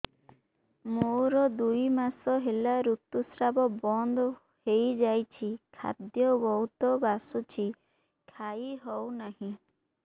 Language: Odia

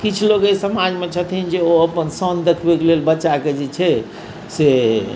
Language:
Maithili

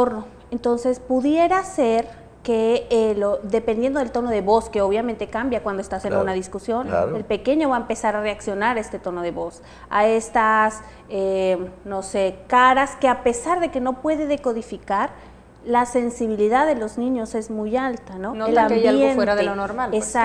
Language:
Spanish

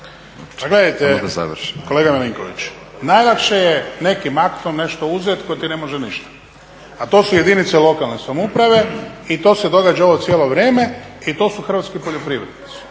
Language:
Croatian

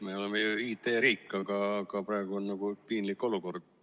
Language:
Estonian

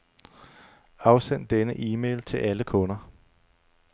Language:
Danish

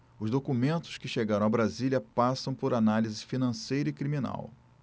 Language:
Portuguese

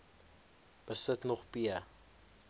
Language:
Afrikaans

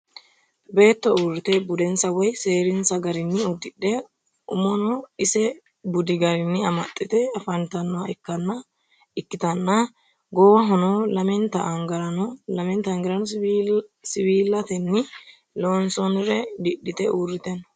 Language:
Sidamo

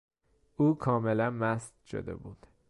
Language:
Persian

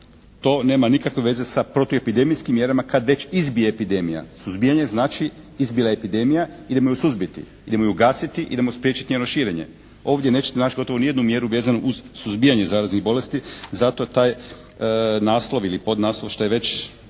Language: Croatian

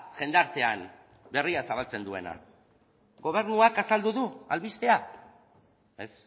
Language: Basque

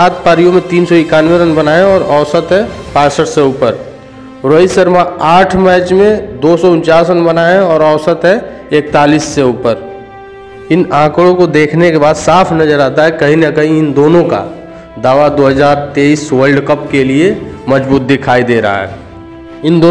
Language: Hindi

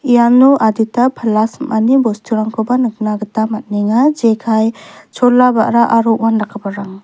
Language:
Garo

